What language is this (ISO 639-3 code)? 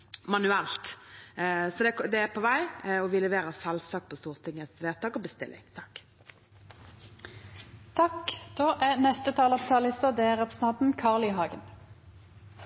nor